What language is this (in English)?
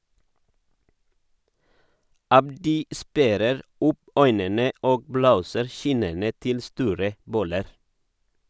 Norwegian